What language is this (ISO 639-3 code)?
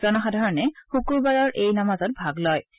asm